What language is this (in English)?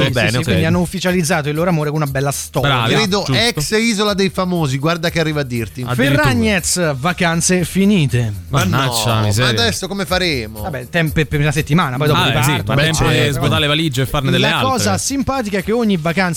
Italian